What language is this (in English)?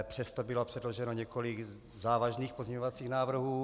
Czech